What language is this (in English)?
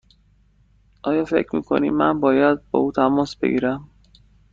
Persian